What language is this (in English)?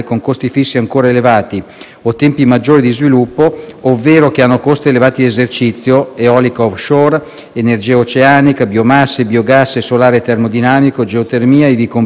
Italian